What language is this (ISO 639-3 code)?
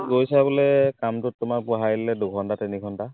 asm